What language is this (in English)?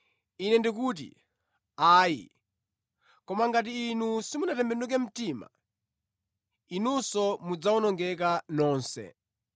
Nyanja